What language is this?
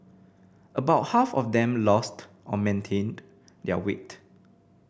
English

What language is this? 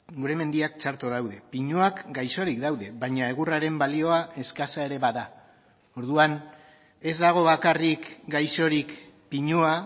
Basque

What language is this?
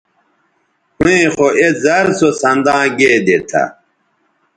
Bateri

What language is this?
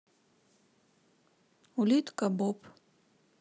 Russian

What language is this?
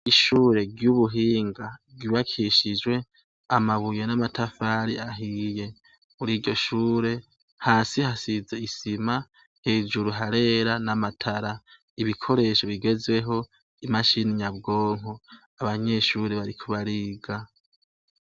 Rundi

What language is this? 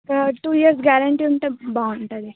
Telugu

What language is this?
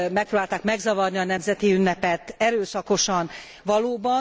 Hungarian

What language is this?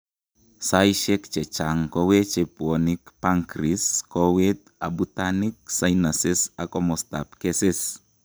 Kalenjin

